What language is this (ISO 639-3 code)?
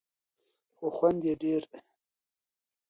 pus